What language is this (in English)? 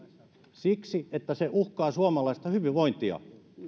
Finnish